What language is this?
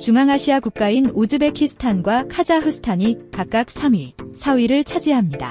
Korean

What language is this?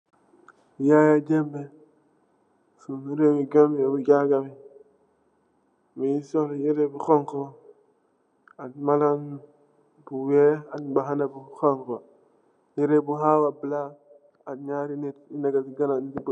Wolof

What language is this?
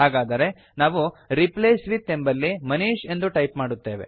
Kannada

